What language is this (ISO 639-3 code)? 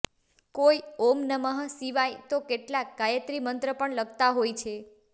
guj